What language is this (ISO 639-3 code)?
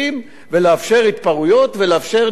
heb